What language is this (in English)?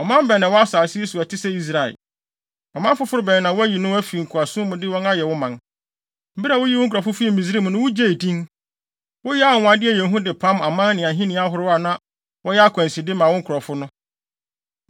Akan